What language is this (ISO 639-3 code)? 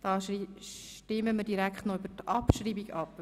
gsw